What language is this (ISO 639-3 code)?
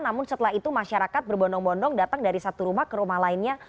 ind